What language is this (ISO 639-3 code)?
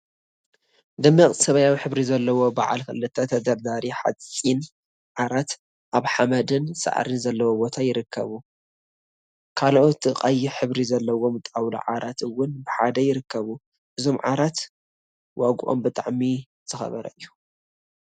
tir